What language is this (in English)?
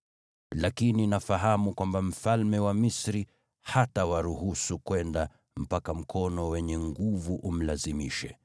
Swahili